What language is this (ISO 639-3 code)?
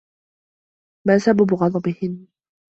ara